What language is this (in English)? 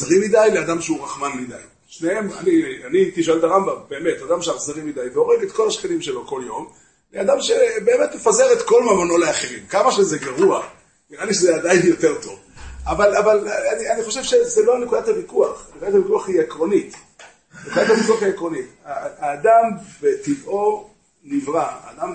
Hebrew